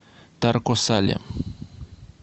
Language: Russian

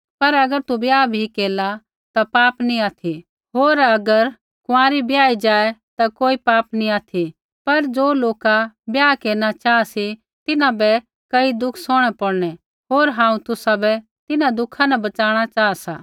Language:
Kullu Pahari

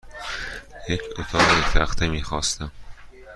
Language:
Persian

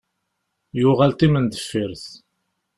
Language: Kabyle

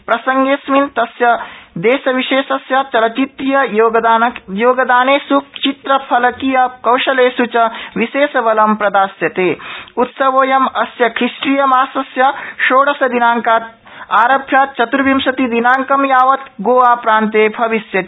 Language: Sanskrit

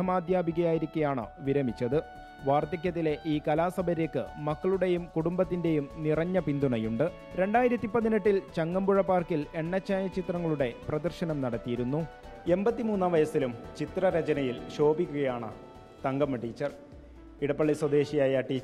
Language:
Malayalam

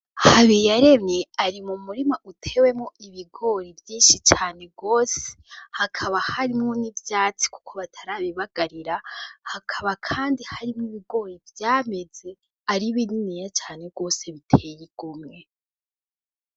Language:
Rundi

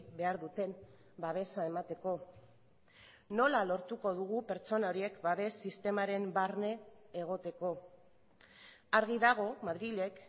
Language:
Basque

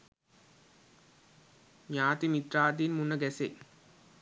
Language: Sinhala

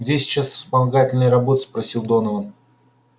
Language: Russian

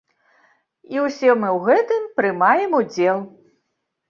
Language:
Belarusian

